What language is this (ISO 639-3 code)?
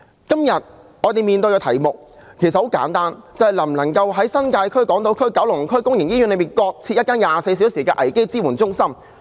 yue